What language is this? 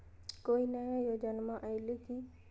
Magahi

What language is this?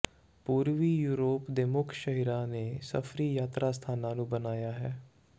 Punjabi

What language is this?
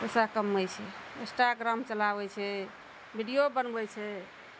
Maithili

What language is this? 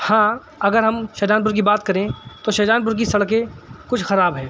Urdu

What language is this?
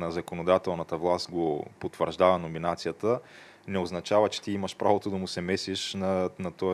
Bulgarian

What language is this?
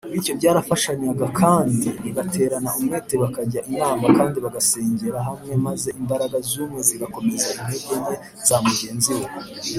Kinyarwanda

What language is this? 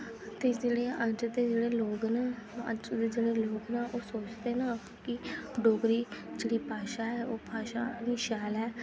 Dogri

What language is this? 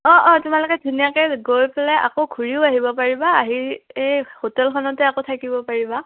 Assamese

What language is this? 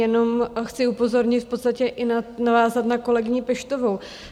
Czech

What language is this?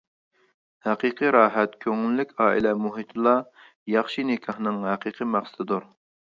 Uyghur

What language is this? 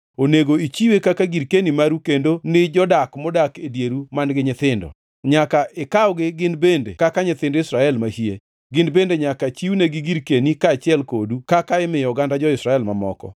Luo (Kenya and Tanzania)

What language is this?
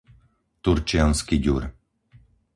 Slovak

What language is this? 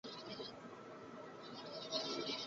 Spanish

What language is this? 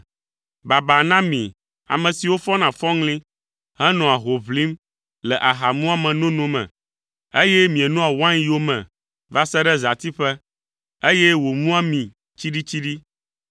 Ewe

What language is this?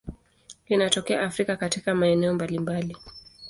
Swahili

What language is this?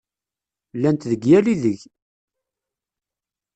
Kabyle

